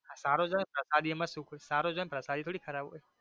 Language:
Gujarati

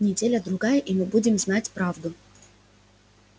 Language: Russian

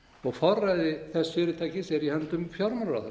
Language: Icelandic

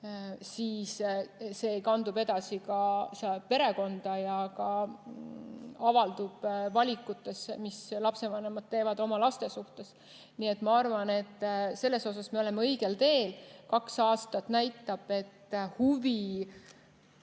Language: Estonian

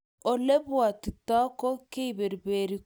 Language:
Kalenjin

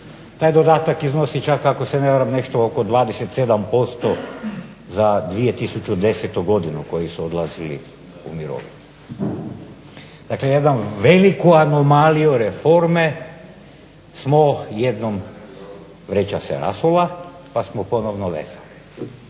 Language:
Croatian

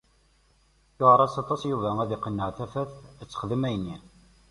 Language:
Kabyle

